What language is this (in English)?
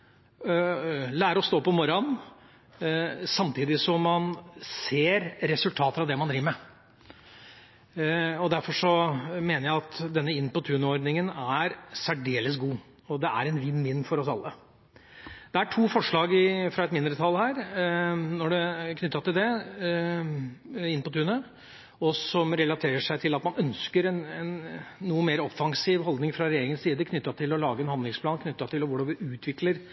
Norwegian Bokmål